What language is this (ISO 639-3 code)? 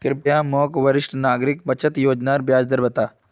mag